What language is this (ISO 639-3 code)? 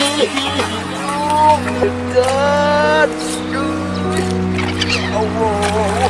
ind